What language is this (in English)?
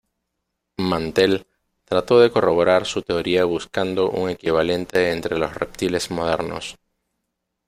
Spanish